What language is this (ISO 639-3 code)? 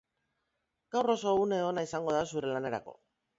eus